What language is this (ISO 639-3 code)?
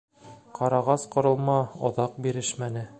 bak